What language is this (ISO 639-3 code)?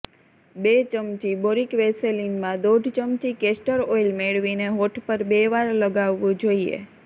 guj